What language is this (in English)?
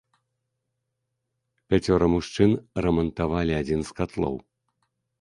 Belarusian